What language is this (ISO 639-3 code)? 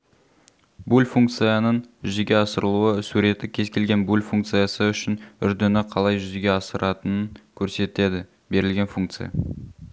kaz